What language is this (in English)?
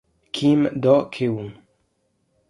Italian